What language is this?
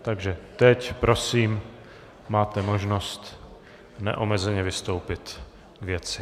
Czech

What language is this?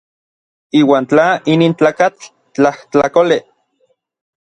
Orizaba Nahuatl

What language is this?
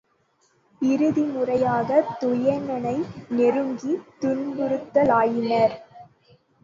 Tamil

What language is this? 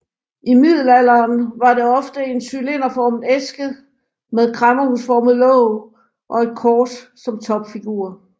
Danish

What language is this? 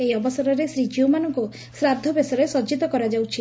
Odia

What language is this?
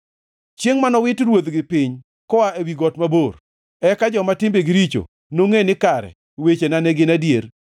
Luo (Kenya and Tanzania)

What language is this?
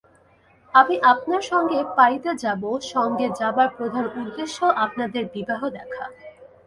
Bangla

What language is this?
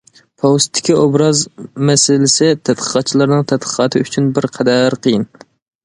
Uyghur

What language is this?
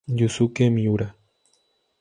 Spanish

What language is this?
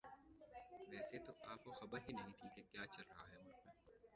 Urdu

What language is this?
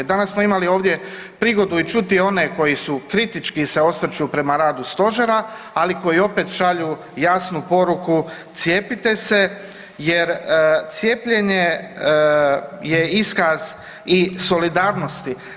Croatian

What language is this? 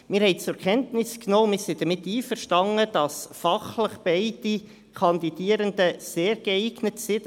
Swiss German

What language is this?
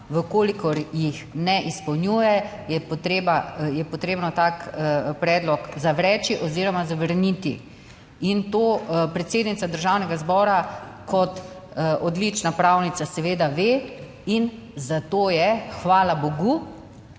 Slovenian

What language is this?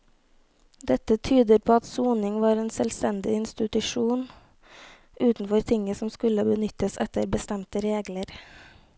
Norwegian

